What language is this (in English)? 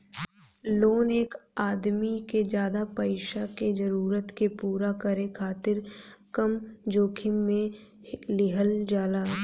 Bhojpuri